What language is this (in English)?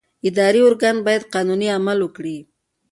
Pashto